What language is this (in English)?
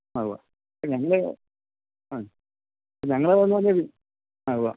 Malayalam